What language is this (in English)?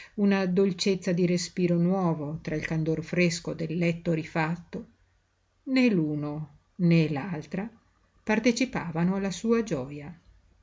Italian